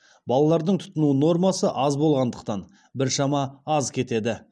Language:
Kazakh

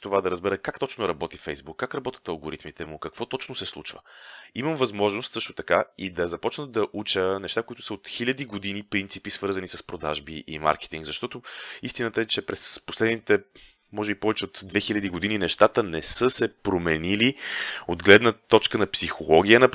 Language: Bulgarian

